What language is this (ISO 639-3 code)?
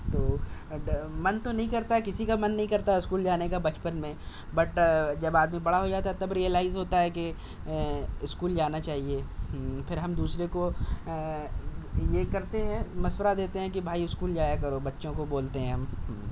urd